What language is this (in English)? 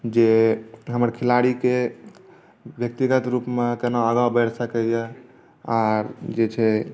Maithili